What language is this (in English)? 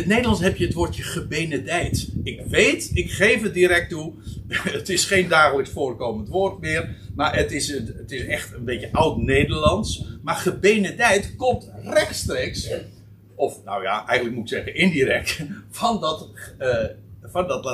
Dutch